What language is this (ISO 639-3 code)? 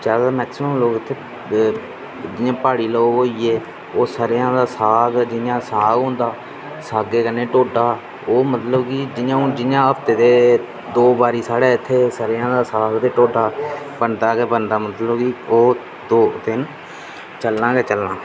doi